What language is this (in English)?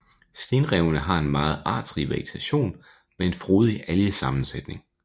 Danish